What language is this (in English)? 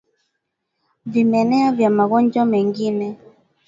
Swahili